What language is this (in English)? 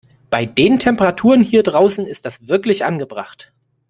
German